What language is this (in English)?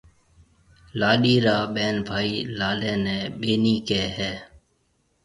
Marwari (Pakistan)